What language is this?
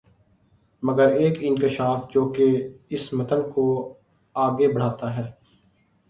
Urdu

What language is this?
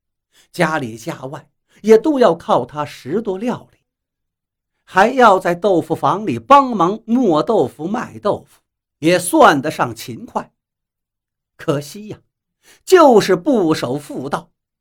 Chinese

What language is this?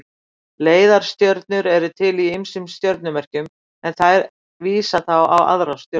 Icelandic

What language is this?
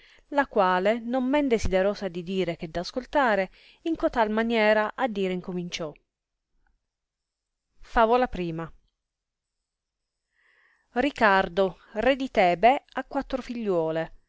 Italian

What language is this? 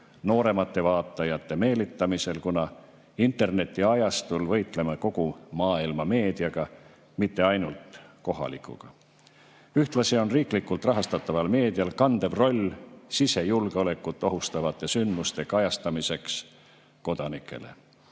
Estonian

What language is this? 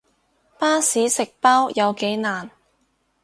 Cantonese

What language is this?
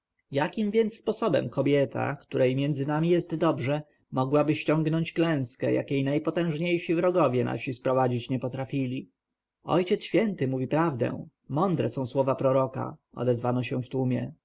Polish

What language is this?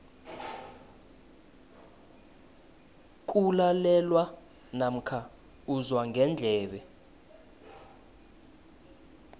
South Ndebele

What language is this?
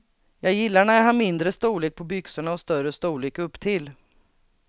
Swedish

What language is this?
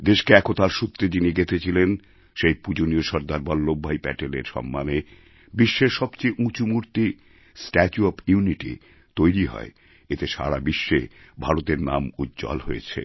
Bangla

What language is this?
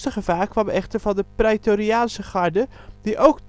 Dutch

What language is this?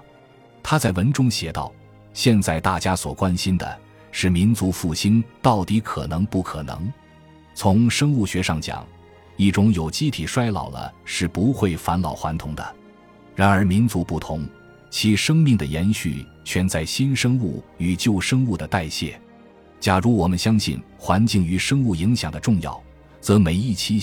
Chinese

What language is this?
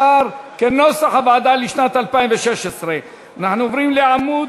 Hebrew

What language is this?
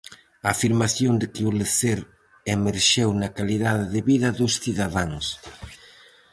Galician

